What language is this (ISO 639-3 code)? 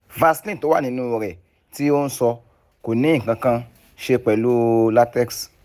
yor